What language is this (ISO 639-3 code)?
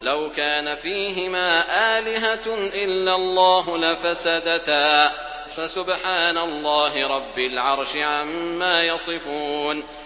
ara